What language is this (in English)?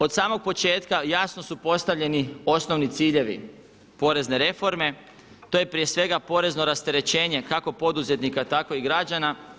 Croatian